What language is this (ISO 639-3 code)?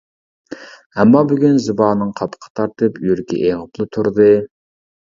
uig